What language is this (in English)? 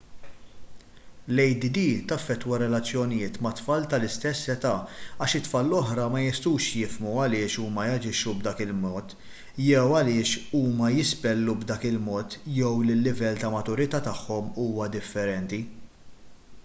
Maltese